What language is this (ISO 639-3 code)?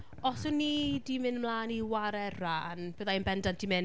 cym